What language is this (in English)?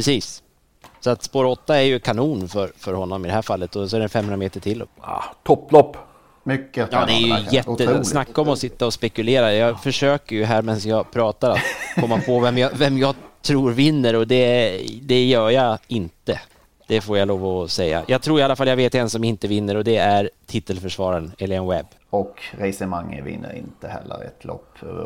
Swedish